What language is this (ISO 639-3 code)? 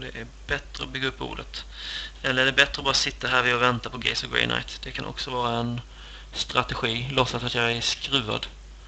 swe